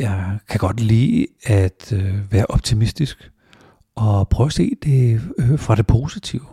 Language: Danish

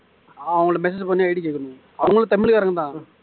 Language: Tamil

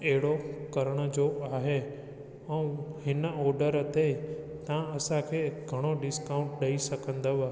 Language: Sindhi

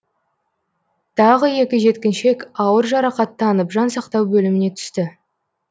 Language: Kazakh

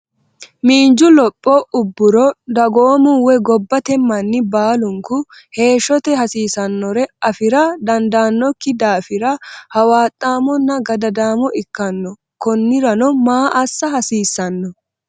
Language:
Sidamo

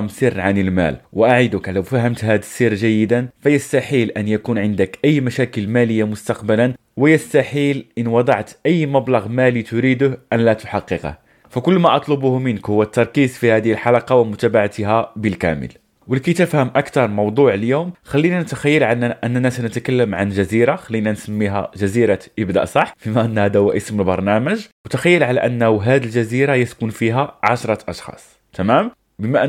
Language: Arabic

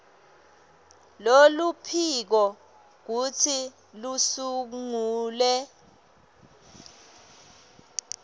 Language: Swati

